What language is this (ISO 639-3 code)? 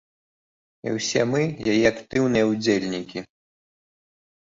bel